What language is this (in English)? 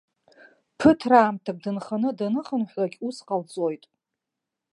Abkhazian